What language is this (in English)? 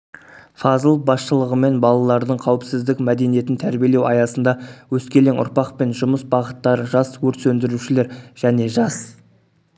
Kazakh